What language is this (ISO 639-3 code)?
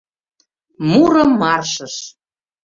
chm